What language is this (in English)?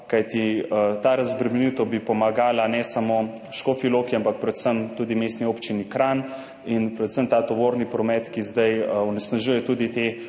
Slovenian